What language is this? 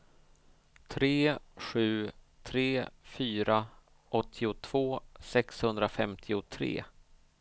Swedish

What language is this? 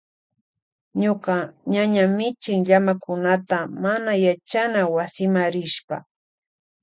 Loja Highland Quichua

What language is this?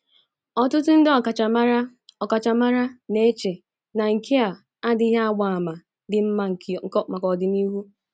Igbo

